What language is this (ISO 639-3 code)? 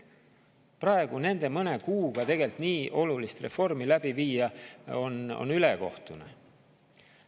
est